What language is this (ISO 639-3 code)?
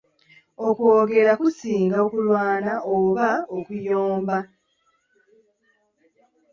lug